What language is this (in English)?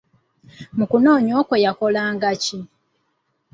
Ganda